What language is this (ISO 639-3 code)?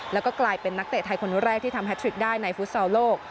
tha